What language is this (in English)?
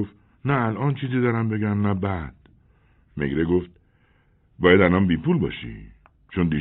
Persian